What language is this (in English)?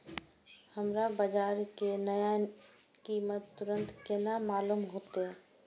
Maithili